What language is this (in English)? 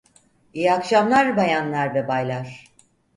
Turkish